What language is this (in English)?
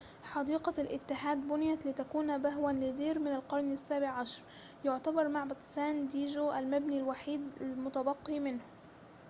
Arabic